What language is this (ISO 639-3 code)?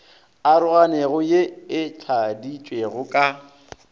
nso